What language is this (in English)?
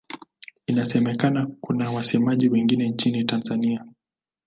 Swahili